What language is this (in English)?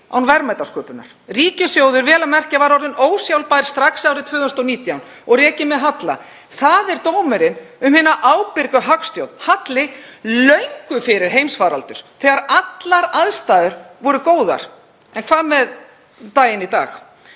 Icelandic